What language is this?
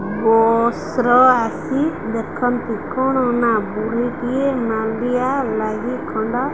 Odia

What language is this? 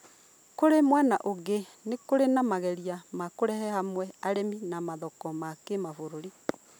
Kikuyu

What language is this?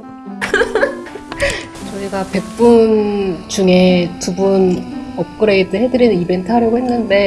Korean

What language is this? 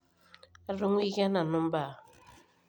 Masai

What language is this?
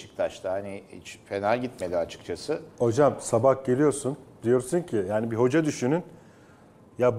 Turkish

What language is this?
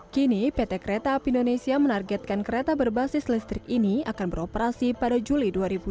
Indonesian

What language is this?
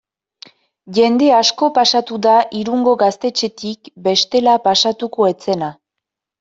Basque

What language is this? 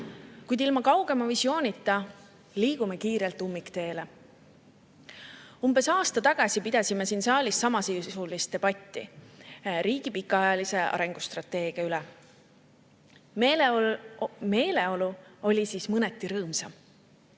Estonian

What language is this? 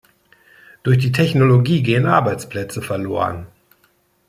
German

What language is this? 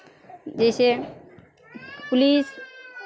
Maithili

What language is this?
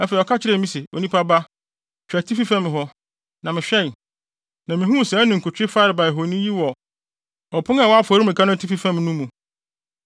Akan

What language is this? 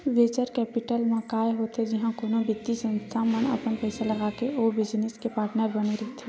Chhattisgarhi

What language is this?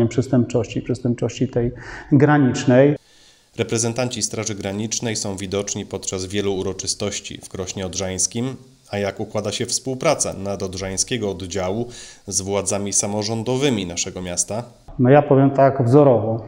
Polish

